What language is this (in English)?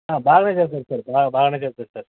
Telugu